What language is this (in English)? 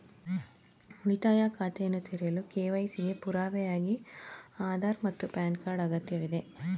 Kannada